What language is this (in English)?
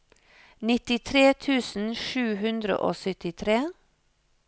Norwegian